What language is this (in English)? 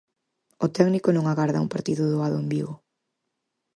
Galician